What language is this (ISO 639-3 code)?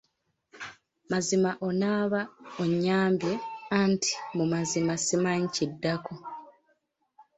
lug